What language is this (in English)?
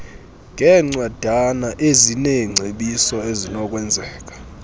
Xhosa